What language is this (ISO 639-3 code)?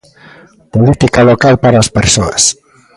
glg